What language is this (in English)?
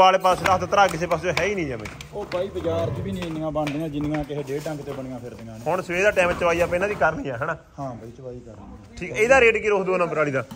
Punjabi